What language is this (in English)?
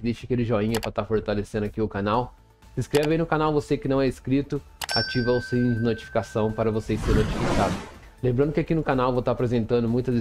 Portuguese